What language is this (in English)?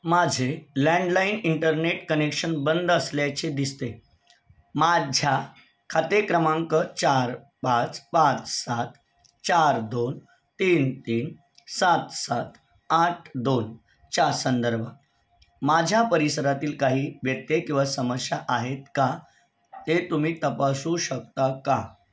Marathi